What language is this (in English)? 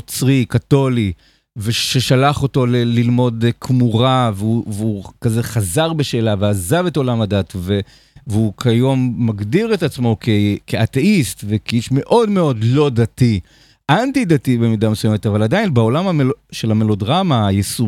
Hebrew